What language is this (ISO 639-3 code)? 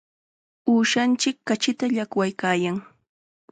qxa